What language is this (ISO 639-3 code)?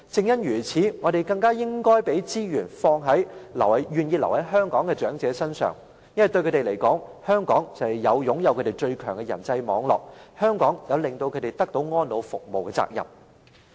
yue